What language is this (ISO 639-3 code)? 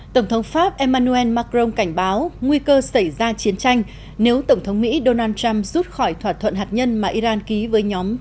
vie